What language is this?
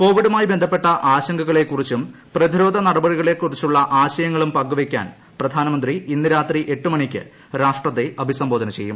Malayalam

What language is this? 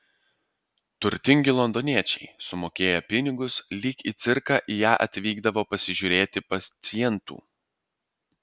Lithuanian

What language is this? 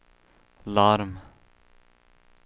Swedish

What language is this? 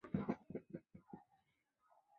Chinese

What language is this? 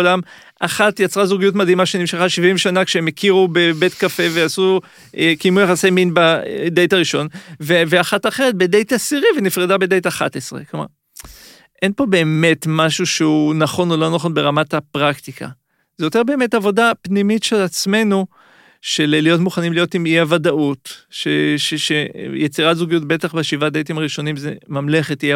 Hebrew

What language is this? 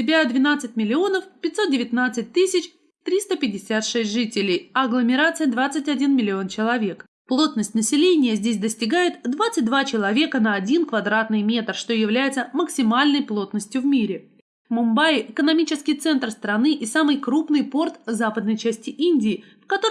Russian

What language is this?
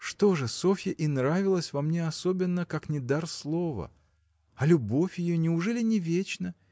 Russian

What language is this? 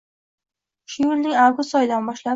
Uzbek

